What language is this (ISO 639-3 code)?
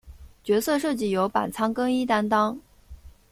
zho